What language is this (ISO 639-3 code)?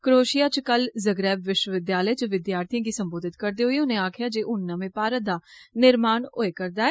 doi